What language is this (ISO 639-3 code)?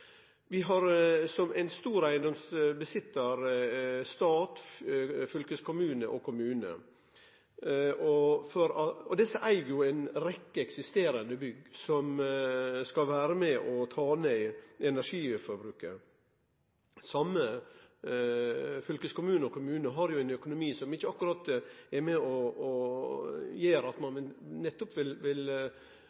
nno